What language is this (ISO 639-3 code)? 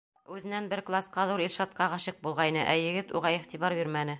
bak